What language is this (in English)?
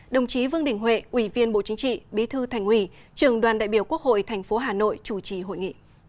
Vietnamese